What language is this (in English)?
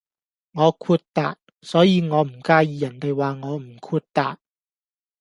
Cantonese